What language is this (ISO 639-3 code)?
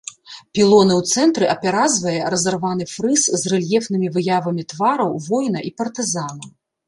bel